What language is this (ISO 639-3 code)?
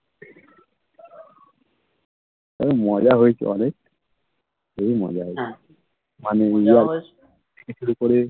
ben